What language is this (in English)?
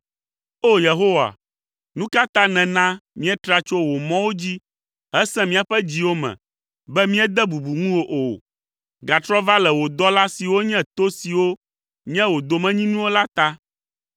Ewe